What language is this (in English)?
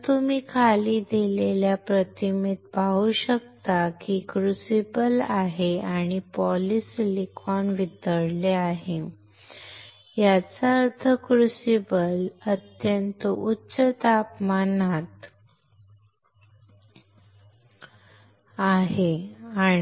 Marathi